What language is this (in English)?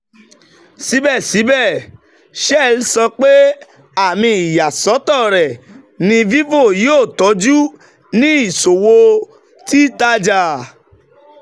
Yoruba